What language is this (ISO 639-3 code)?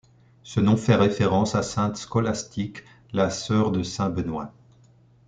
fra